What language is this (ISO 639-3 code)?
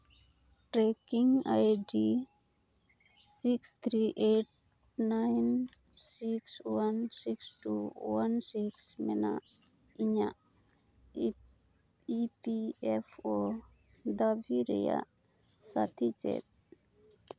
sat